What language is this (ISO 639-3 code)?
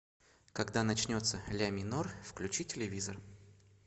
rus